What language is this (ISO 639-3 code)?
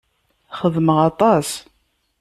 kab